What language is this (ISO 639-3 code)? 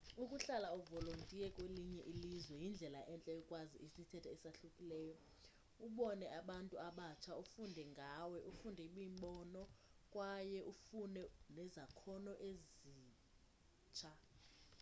xho